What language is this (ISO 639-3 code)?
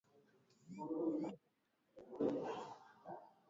swa